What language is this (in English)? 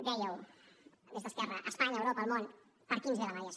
Catalan